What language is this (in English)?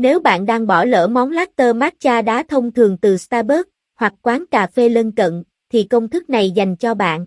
Vietnamese